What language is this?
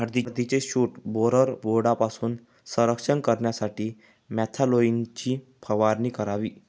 Marathi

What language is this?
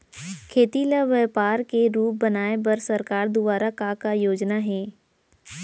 Chhattisgarhi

